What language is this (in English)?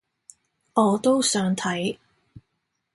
Cantonese